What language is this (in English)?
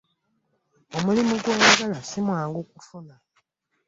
Ganda